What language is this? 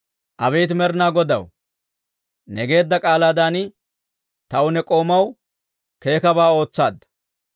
Dawro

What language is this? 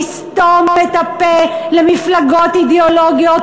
Hebrew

